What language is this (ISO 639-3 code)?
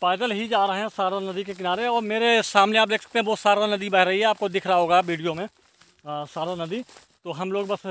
hin